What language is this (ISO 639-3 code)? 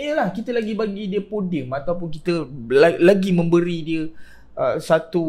msa